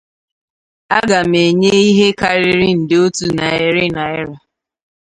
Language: Igbo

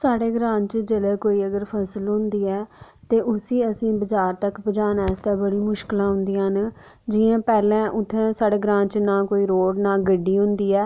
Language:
Dogri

